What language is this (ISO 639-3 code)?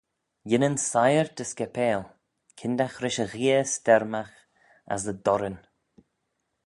glv